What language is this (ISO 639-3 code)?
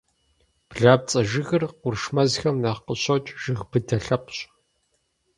kbd